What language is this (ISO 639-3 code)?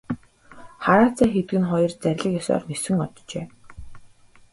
mon